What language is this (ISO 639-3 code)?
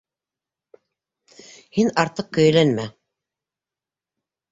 bak